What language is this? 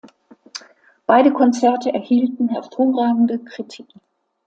German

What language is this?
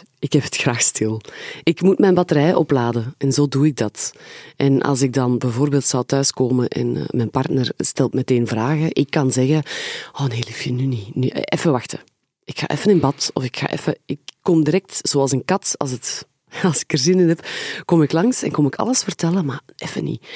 Dutch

